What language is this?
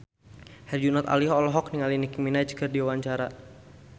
Sundanese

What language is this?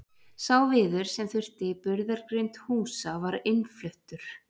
Icelandic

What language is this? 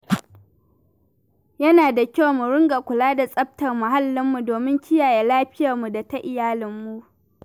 Hausa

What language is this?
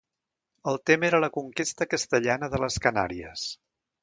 Catalan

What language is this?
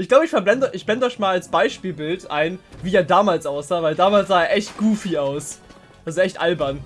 German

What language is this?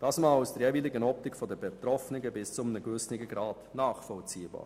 Swiss German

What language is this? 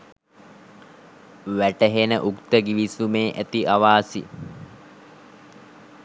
Sinhala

